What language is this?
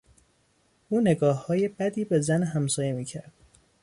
Persian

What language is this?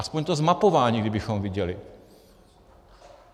Czech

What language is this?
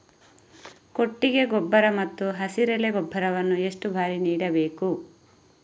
Kannada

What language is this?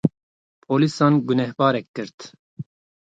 Kurdish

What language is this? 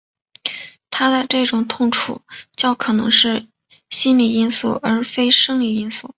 Chinese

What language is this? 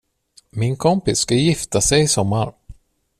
Swedish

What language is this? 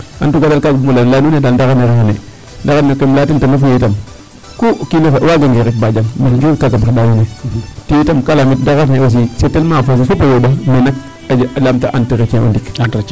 Serer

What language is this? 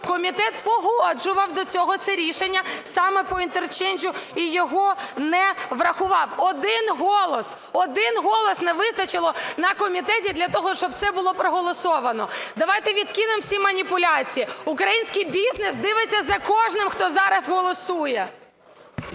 Ukrainian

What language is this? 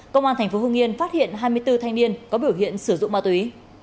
Vietnamese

